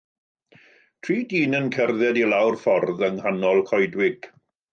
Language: Welsh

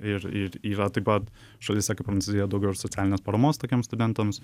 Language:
Lithuanian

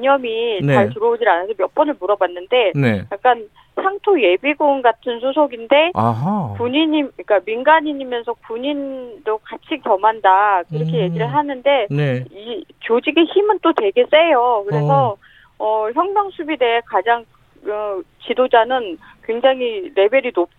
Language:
Korean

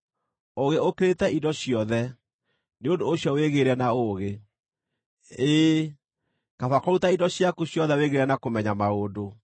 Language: Kikuyu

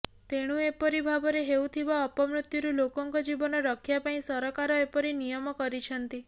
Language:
Odia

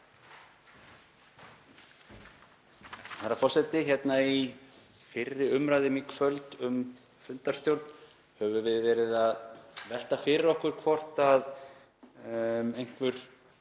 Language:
Icelandic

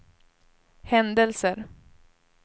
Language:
Swedish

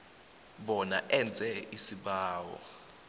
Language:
South Ndebele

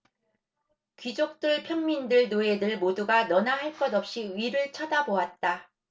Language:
Korean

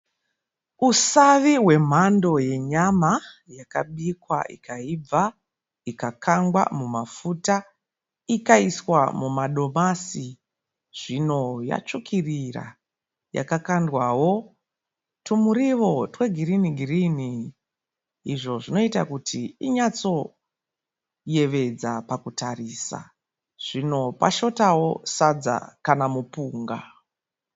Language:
Shona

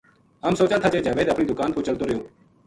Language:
Gujari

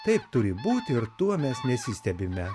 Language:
Lithuanian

